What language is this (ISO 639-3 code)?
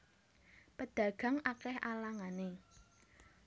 jav